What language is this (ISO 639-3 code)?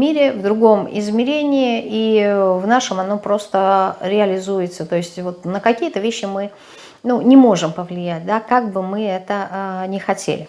rus